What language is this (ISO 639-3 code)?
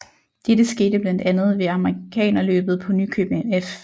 dan